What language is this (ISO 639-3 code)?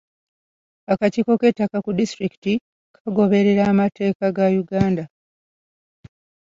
lug